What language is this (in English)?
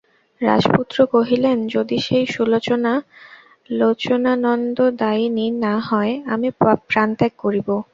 Bangla